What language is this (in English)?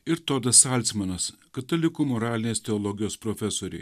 Lithuanian